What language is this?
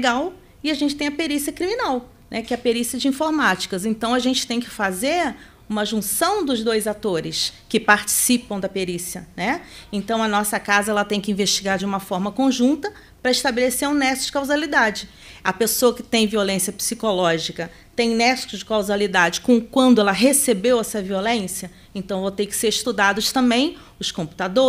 Portuguese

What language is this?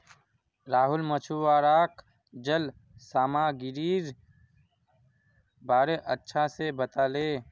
Magahi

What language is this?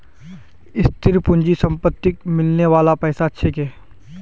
Magahi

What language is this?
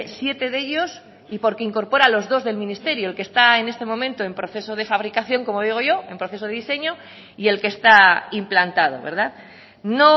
Spanish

